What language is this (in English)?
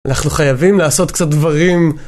Hebrew